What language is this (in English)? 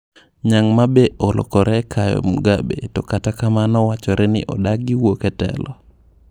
Luo (Kenya and Tanzania)